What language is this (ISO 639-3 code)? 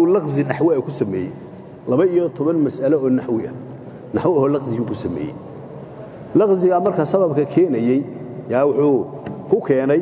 ara